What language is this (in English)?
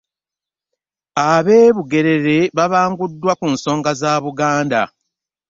Ganda